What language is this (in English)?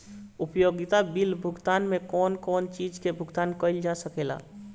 Bhojpuri